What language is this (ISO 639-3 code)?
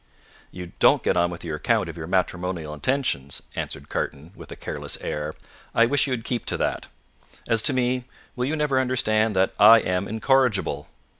eng